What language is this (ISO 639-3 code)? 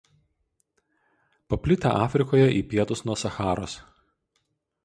lit